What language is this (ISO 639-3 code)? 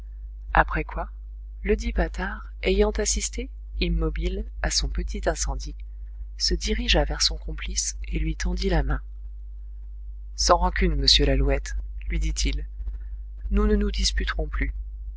fra